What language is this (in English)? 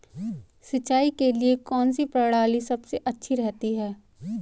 Hindi